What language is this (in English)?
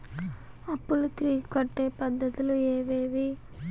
Telugu